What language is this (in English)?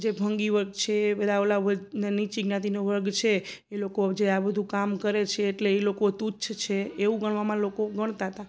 Gujarati